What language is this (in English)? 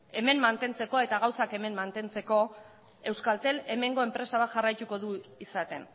Basque